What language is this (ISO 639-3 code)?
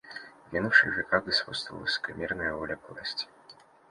rus